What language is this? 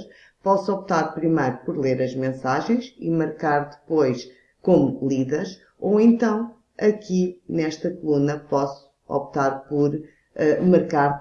Portuguese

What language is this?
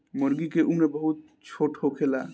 Bhojpuri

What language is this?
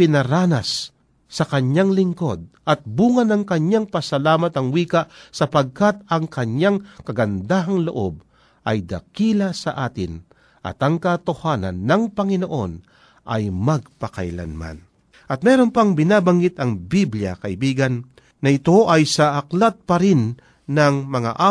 Filipino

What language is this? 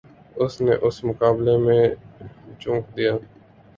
Urdu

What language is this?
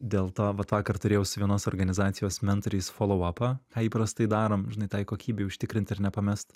Lithuanian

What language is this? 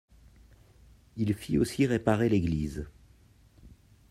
French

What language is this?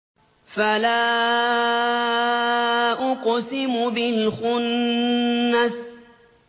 Arabic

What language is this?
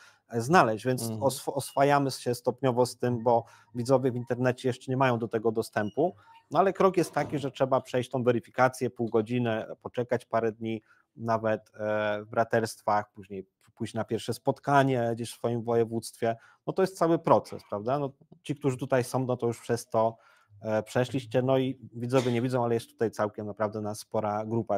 Polish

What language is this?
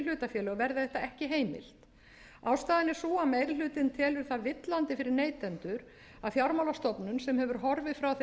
Icelandic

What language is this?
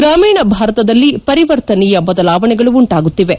Kannada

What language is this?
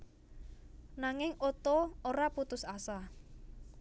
Javanese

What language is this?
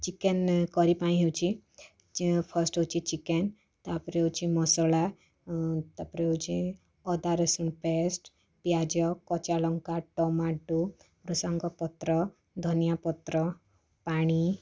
Odia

